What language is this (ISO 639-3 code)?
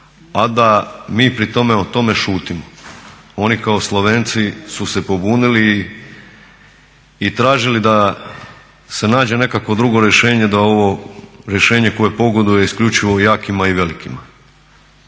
hrv